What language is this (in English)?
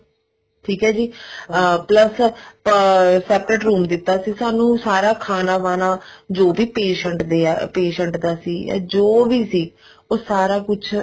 Punjabi